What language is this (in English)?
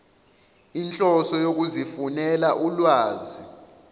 Zulu